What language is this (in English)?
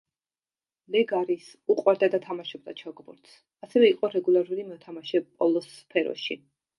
Georgian